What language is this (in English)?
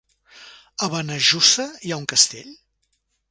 Catalan